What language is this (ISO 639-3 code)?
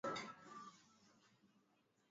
swa